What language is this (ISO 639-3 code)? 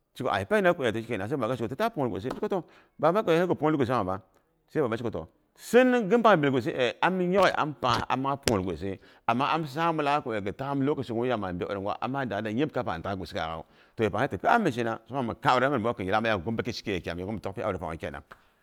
bux